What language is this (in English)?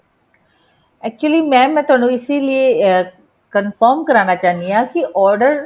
Punjabi